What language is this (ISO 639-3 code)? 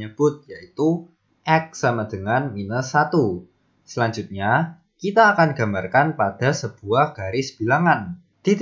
ind